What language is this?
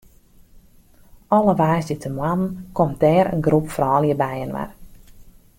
Western Frisian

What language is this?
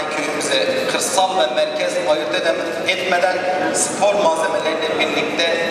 Turkish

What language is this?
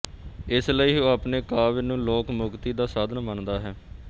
Punjabi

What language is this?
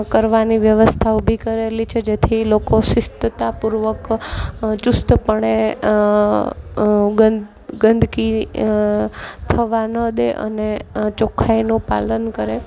Gujarati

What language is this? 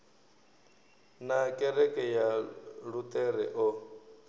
Venda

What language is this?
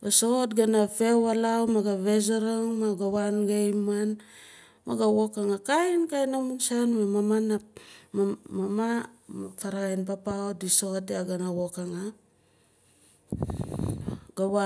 Nalik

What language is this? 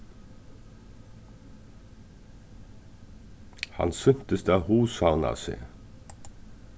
Faroese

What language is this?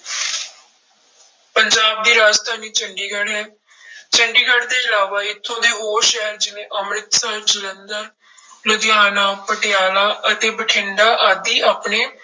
Punjabi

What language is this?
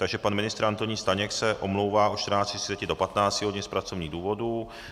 Czech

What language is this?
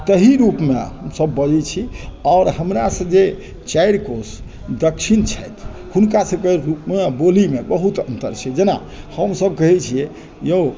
Maithili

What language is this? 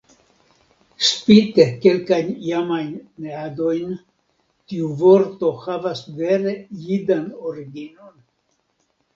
Esperanto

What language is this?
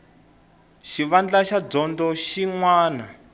Tsonga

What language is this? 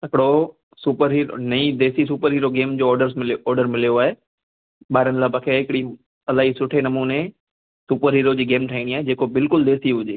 Sindhi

